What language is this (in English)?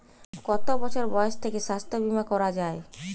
Bangla